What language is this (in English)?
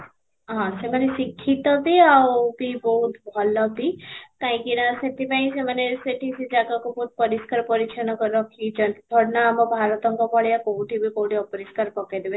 Odia